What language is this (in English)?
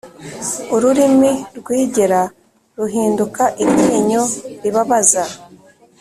Kinyarwanda